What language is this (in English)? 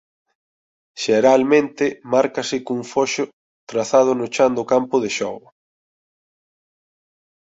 Galician